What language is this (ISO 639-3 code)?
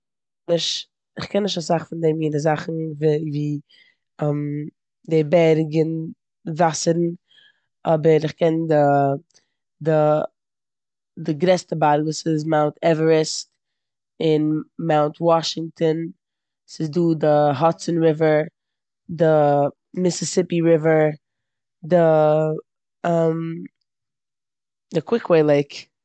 yid